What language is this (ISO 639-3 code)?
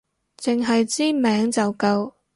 yue